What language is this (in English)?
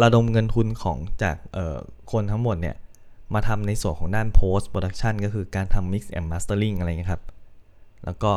Thai